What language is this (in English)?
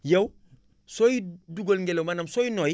Wolof